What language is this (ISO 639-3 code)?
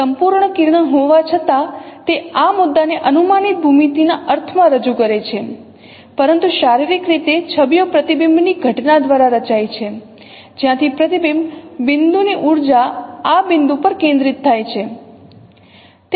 guj